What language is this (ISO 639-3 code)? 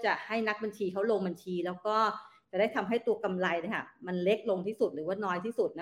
tha